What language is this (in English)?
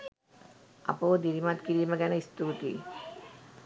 Sinhala